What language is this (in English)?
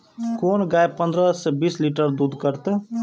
Maithili